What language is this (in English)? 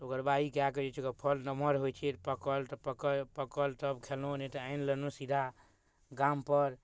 Maithili